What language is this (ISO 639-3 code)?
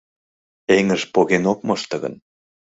chm